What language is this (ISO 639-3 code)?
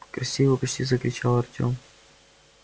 rus